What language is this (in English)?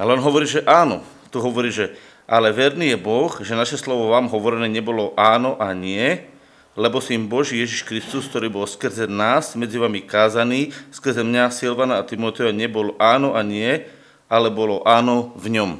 Slovak